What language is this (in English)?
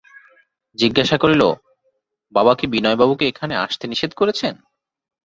Bangla